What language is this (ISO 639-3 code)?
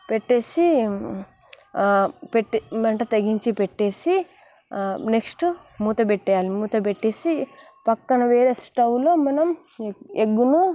tel